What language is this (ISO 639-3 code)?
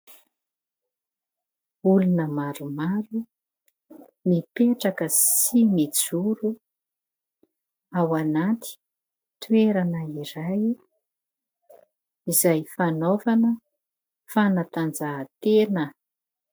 mlg